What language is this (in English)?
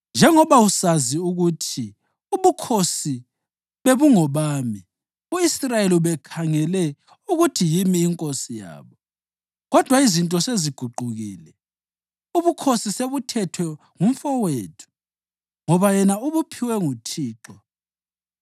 North Ndebele